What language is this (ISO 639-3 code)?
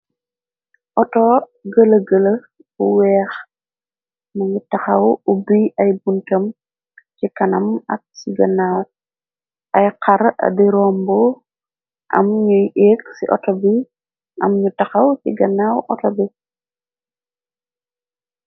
wol